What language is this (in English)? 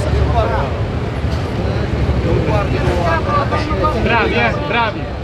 Italian